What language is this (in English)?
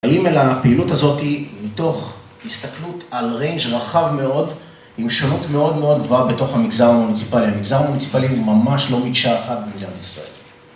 Hebrew